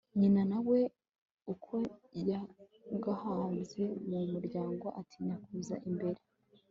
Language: Kinyarwanda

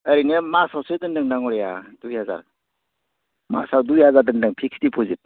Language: Bodo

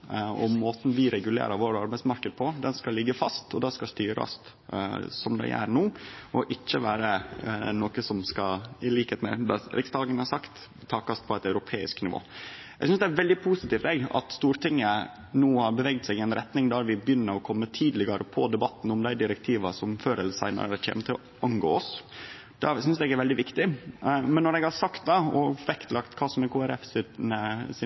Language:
Norwegian Nynorsk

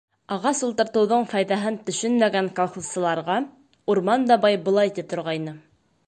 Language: Bashkir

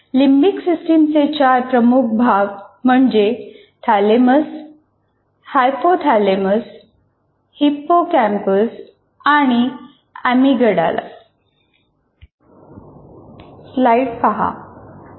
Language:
Marathi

